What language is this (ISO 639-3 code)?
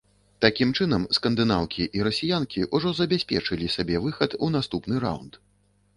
bel